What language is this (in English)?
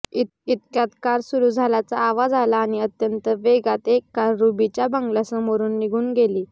Marathi